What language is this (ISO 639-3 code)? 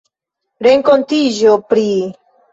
epo